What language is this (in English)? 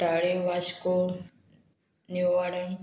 Konkani